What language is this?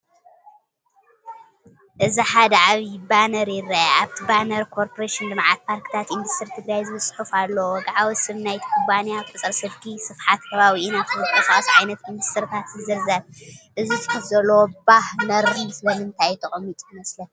Tigrinya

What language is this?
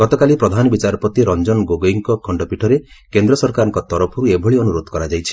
Odia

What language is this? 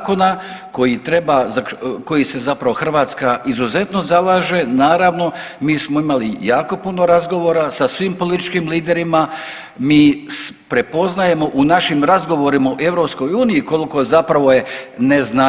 Croatian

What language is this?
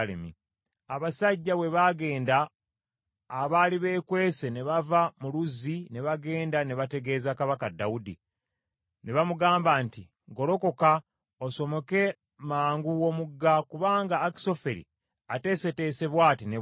Ganda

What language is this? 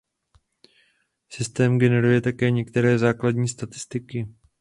Czech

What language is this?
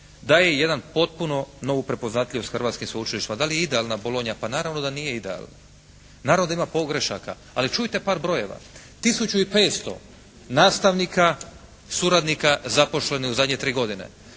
Croatian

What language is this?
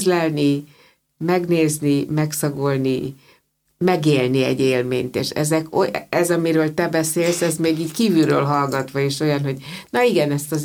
Hungarian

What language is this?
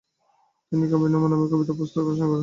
Bangla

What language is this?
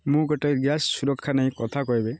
Odia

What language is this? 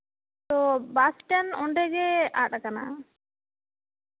Santali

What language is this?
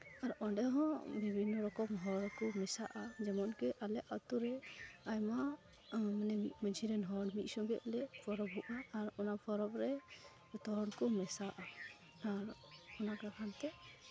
Santali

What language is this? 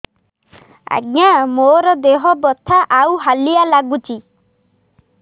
Odia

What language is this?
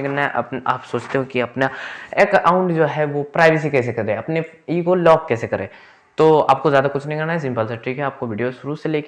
Hindi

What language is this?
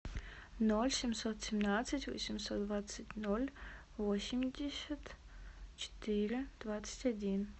Russian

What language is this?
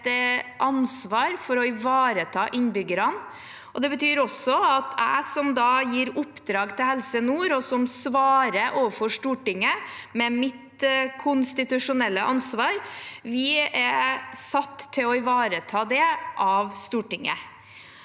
Norwegian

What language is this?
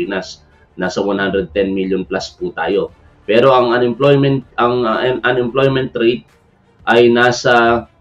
Filipino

